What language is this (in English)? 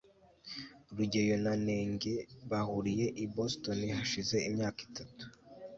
Kinyarwanda